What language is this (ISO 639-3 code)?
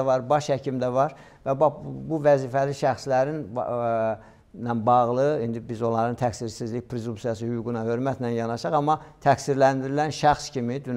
tur